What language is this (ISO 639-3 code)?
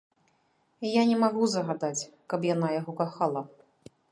bel